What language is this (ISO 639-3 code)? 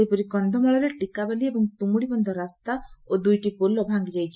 ori